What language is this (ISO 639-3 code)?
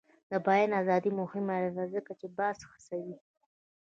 pus